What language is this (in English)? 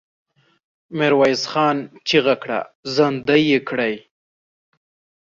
Pashto